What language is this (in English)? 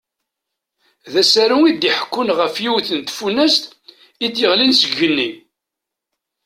Kabyle